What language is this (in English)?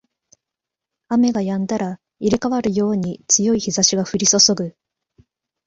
Japanese